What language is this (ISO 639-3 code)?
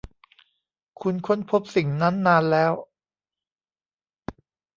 tha